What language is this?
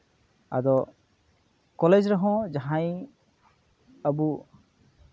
Santali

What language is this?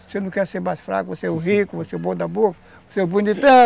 Portuguese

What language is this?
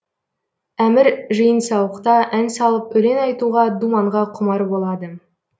Kazakh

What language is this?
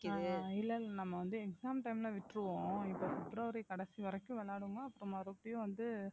Tamil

